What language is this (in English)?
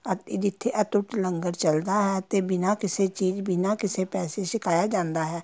Punjabi